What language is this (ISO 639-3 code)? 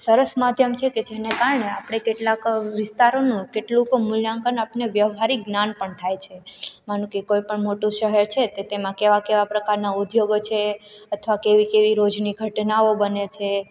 guj